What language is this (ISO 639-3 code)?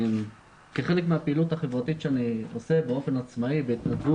heb